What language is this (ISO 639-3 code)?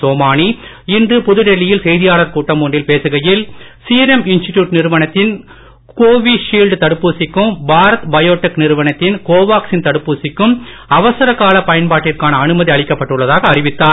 tam